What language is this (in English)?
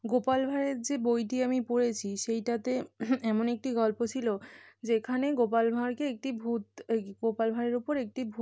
Bangla